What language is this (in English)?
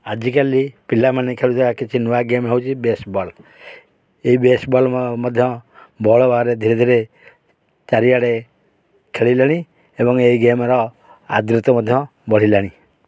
Odia